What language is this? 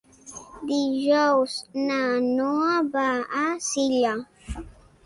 Catalan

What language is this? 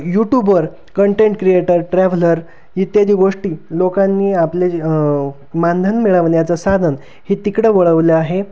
Marathi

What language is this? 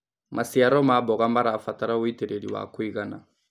Kikuyu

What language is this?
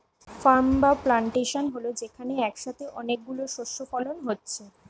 Bangla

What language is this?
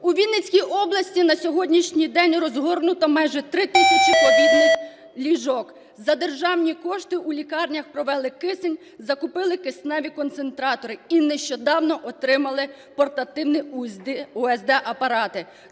Ukrainian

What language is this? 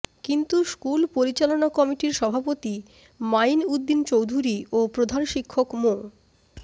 Bangla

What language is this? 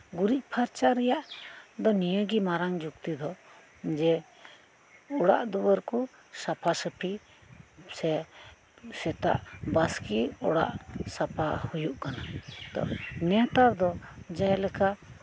Santali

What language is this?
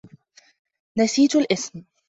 Arabic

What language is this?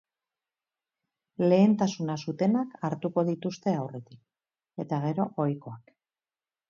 Basque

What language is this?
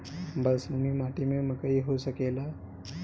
Bhojpuri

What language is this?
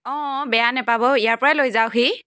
Assamese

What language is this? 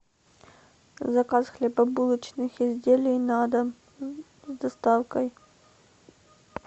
Russian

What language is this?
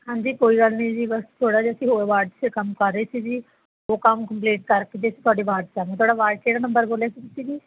Punjabi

